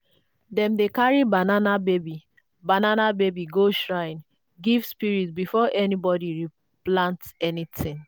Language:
Nigerian Pidgin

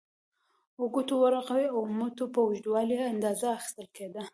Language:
Pashto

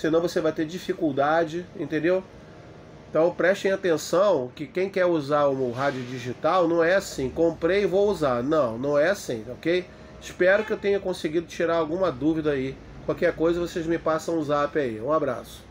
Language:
Portuguese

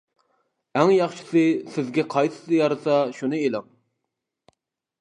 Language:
Uyghur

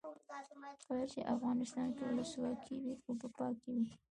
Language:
Pashto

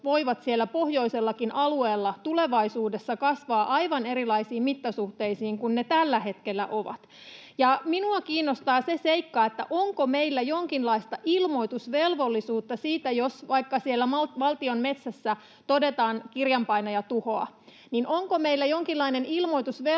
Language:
Finnish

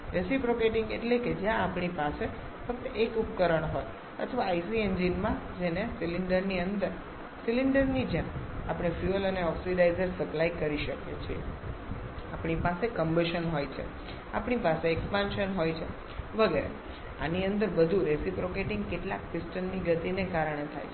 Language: Gujarati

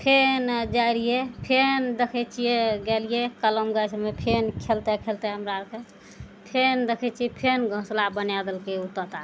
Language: Maithili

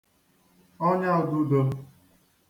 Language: Igbo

